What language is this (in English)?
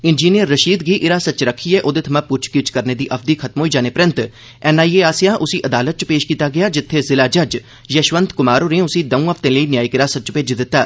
Dogri